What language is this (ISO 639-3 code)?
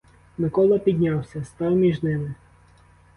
ukr